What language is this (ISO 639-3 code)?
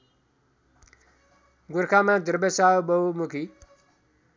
nep